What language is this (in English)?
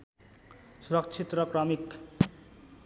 Nepali